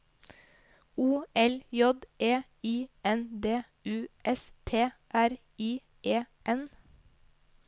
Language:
Norwegian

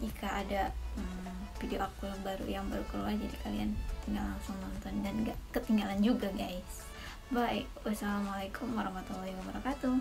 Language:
Indonesian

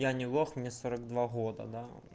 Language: Russian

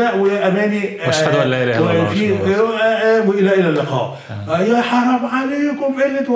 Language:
Arabic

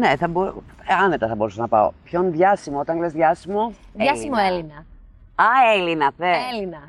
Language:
Greek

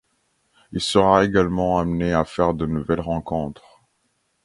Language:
French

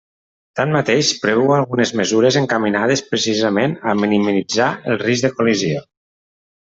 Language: Catalan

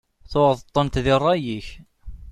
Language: Kabyle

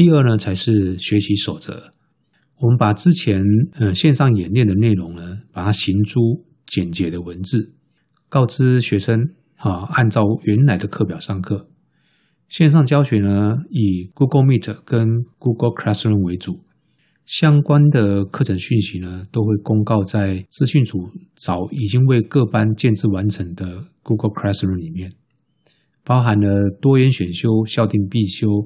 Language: Chinese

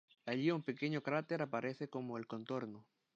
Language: Spanish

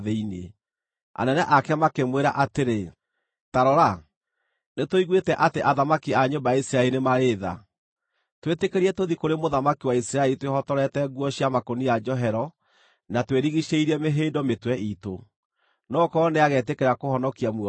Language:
Kikuyu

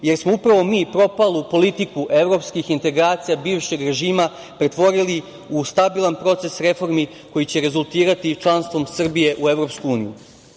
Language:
Serbian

